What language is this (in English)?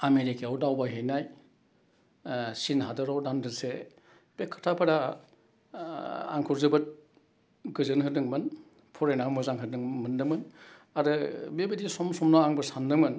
Bodo